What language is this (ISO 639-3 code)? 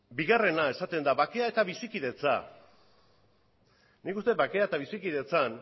eus